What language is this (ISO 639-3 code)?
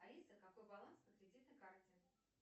rus